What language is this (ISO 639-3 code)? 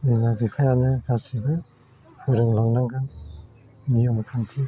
brx